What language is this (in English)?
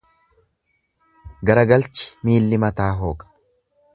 Oromo